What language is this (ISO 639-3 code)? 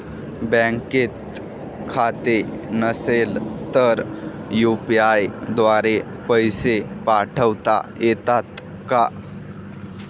mar